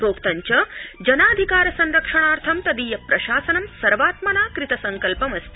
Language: Sanskrit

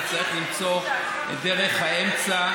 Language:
Hebrew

